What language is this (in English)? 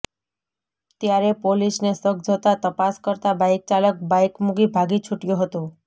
Gujarati